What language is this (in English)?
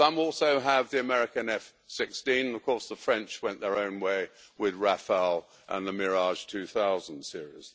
English